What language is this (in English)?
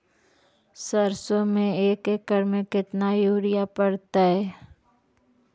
Magahi